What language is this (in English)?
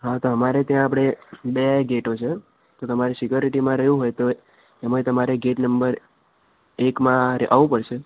Gujarati